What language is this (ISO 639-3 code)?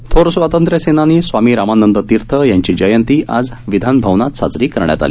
mar